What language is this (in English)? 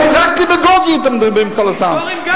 Hebrew